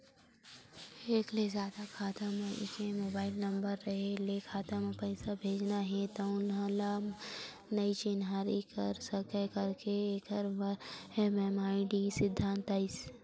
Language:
Chhattisgarhi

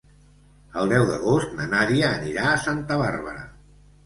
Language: Catalan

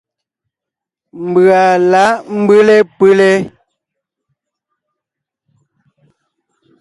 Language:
Ngiemboon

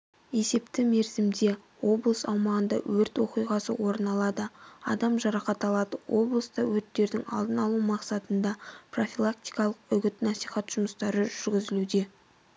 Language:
Kazakh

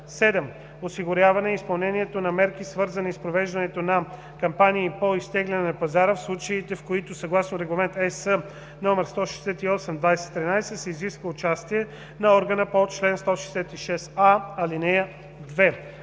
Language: Bulgarian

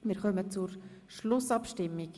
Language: Swiss German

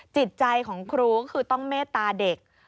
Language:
Thai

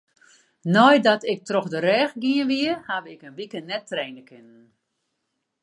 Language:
Western Frisian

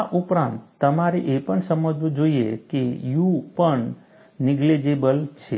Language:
Gujarati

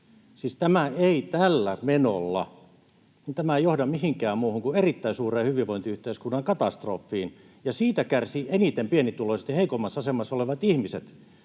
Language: Finnish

